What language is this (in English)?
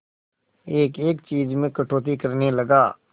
Hindi